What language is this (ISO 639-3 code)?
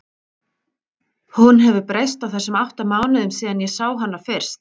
isl